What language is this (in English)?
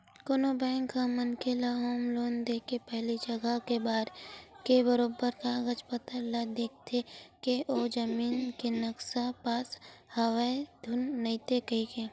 Chhattisgarhi